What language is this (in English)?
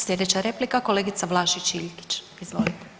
Croatian